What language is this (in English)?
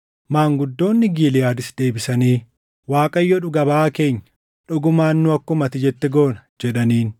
Oromo